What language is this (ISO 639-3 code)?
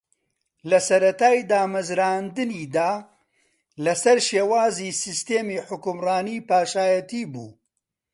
ckb